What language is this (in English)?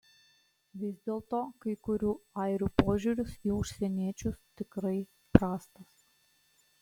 Lithuanian